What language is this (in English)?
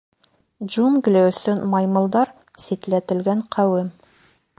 Bashkir